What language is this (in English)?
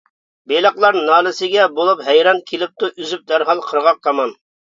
Uyghur